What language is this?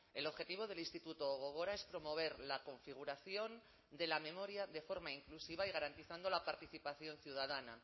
Spanish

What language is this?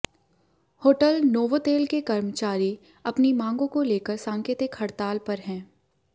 Hindi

